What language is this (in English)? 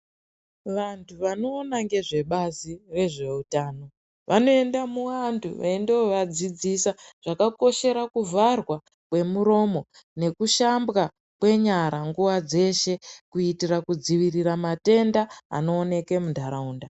Ndau